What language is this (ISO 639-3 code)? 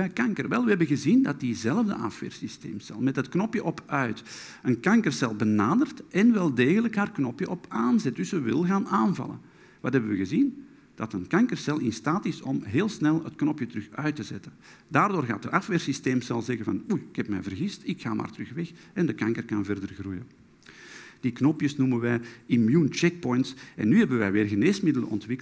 nld